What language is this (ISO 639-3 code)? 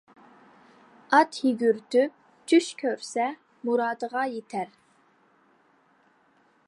uig